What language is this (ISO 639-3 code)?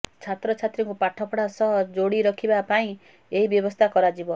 ori